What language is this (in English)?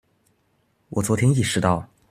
Chinese